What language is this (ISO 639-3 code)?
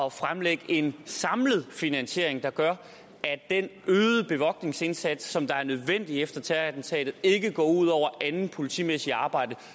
dan